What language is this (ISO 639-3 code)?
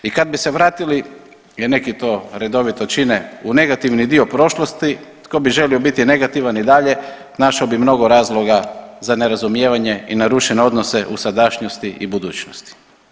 hrv